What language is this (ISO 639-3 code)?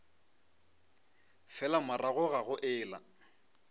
nso